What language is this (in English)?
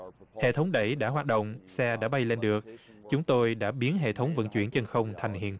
Vietnamese